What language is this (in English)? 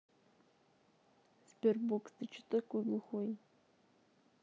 Russian